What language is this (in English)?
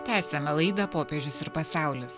Lithuanian